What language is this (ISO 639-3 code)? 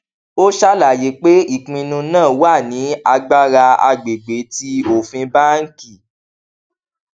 yor